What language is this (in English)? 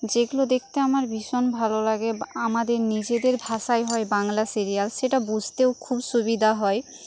Bangla